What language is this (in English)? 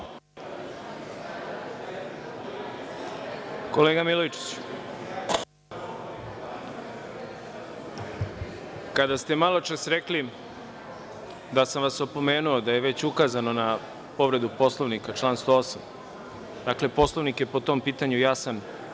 Serbian